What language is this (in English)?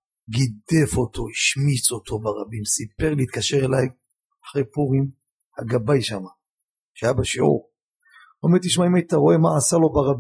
Hebrew